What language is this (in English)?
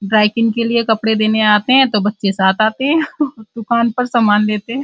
Hindi